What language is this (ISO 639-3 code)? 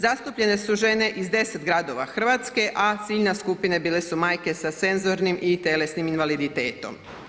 hrv